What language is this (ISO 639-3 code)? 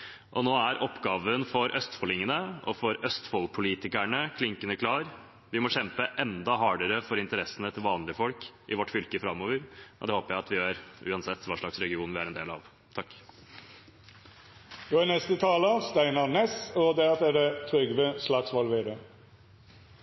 nor